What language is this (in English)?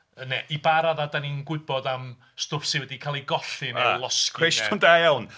Welsh